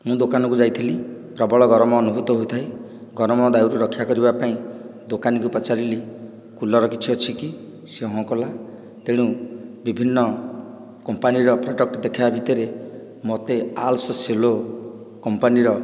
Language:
Odia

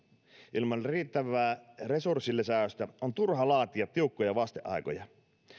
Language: Finnish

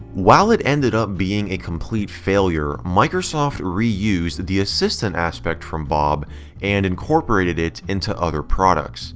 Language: English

